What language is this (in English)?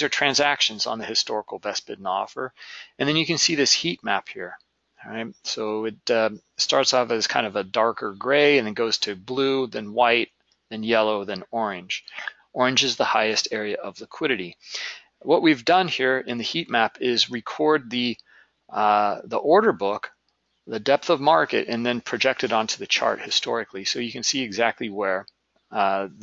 English